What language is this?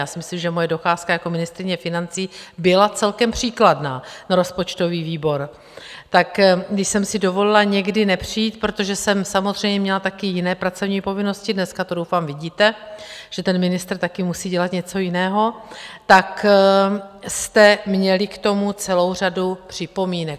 Czech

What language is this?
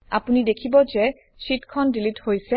Assamese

